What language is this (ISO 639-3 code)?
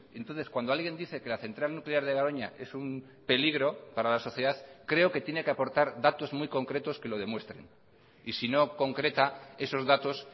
spa